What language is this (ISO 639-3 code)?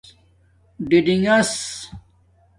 dmk